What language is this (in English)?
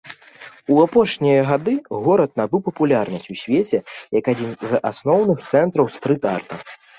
Belarusian